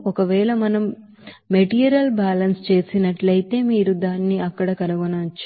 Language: Telugu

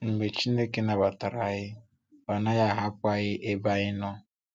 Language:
Igbo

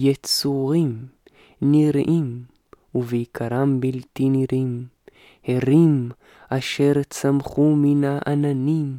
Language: Hebrew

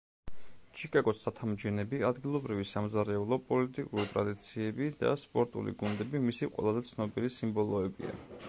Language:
Georgian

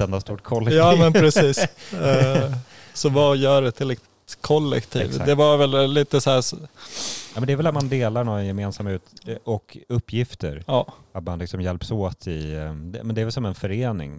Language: Swedish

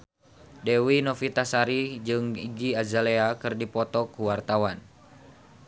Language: Sundanese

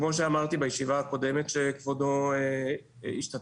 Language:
Hebrew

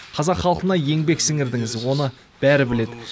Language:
Kazakh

